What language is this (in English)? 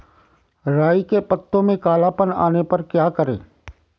Hindi